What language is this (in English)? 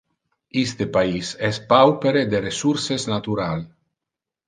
Interlingua